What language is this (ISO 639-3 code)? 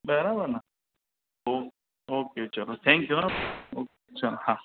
guj